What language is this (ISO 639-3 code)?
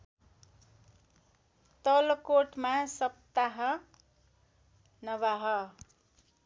nep